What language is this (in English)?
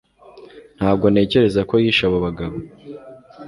Kinyarwanda